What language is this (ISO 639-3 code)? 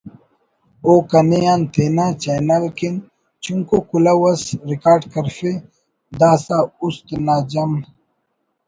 brh